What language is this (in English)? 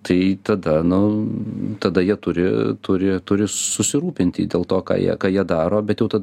Lithuanian